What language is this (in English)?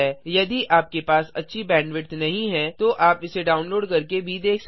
Hindi